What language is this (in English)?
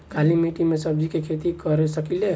Bhojpuri